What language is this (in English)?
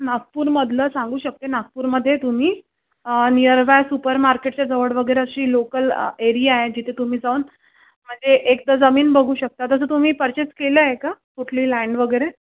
Marathi